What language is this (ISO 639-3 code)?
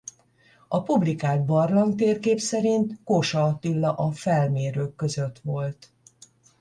hun